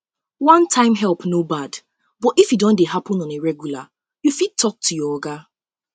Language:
Nigerian Pidgin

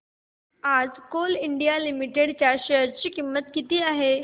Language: Marathi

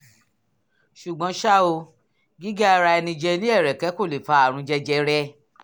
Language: Yoruba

